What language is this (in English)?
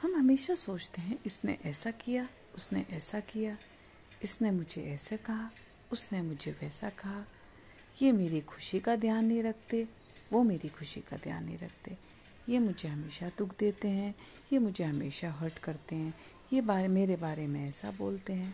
Hindi